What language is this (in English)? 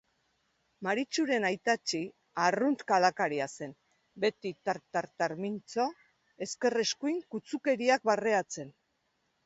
Basque